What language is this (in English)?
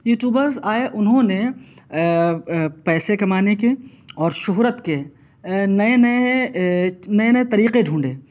Urdu